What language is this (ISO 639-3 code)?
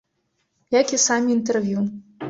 bel